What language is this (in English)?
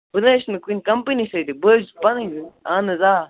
Kashmiri